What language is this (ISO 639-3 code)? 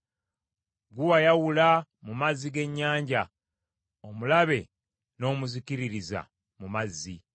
lug